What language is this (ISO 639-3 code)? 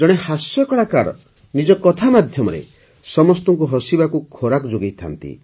ori